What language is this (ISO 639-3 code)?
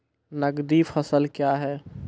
mai